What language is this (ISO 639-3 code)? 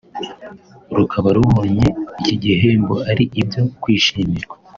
kin